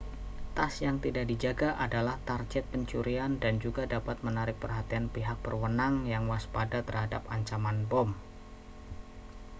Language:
Indonesian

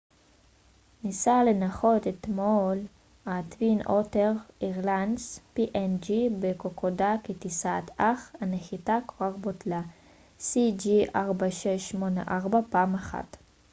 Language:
Hebrew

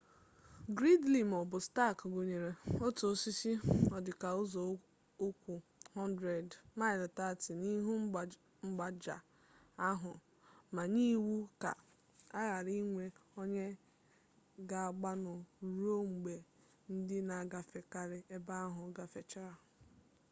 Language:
Igbo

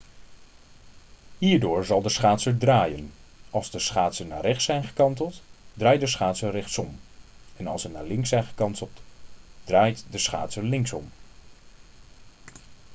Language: Dutch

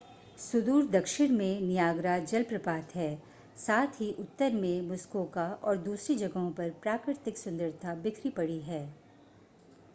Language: Hindi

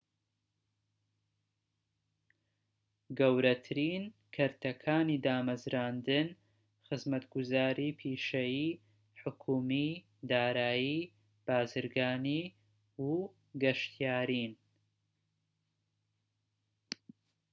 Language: Central Kurdish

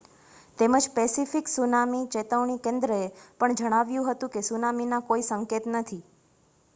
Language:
Gujarati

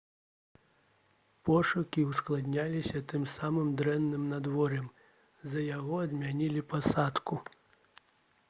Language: Belarusian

